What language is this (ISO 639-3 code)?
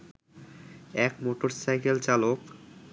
ben